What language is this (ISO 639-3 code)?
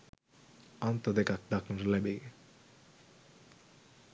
sin